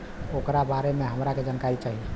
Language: Bhojpuri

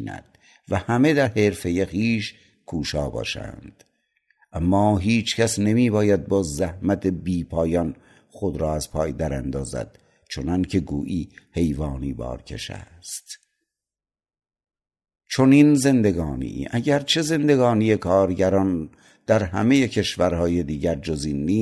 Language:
Persian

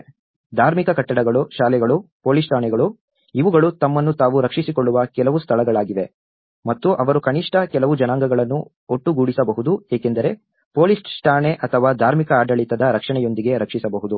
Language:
Kannada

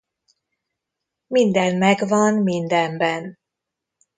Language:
Hungarian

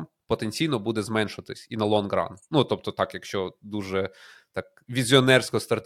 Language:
Ukrainian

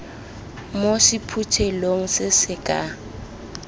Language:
Tswana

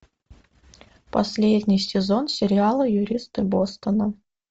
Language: Russian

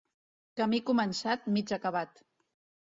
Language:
Catalan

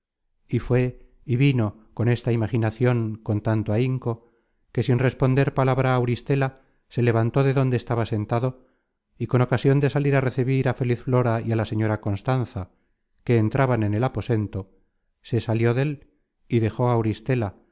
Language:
Spanish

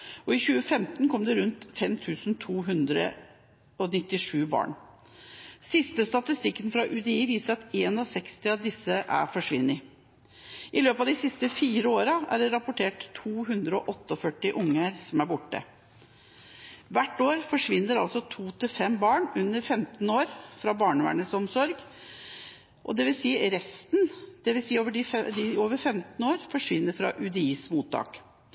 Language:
Norwegian Bokmål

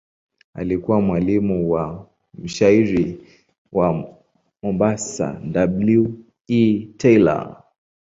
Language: Swahili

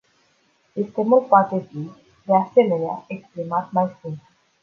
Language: Romanian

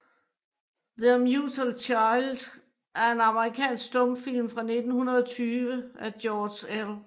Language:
Danish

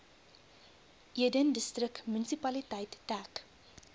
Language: Afrikaans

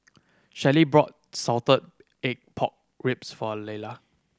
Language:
English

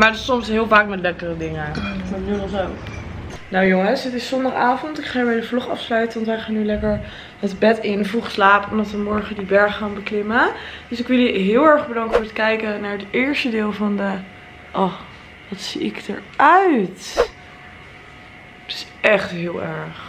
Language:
Dutch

